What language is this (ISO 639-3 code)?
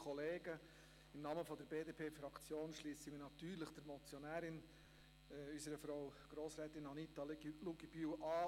gsw